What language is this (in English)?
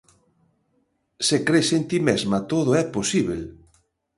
Galician